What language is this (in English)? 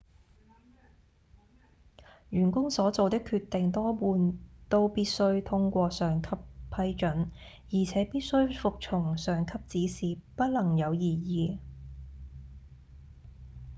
Cantonese